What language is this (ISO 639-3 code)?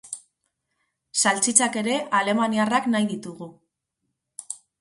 eus